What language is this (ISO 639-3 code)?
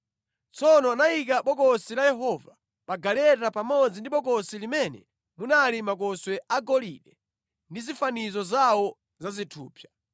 nya